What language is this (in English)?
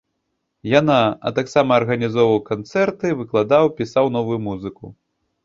Belarusian